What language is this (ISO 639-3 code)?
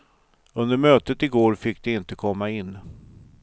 swe